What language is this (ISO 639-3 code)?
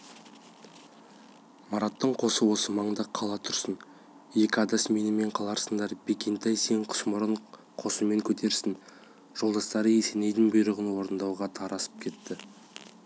kaz